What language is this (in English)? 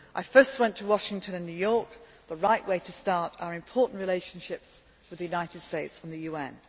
English